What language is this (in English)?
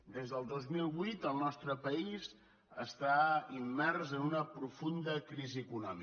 Catalan